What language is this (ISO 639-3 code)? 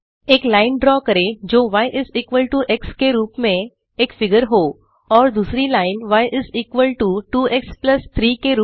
hin